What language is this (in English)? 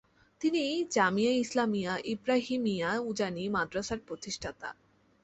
Bangla